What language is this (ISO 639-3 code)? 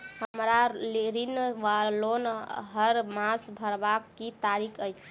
mai